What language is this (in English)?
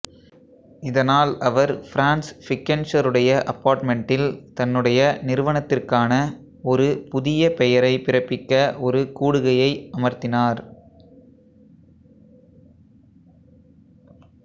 Tamil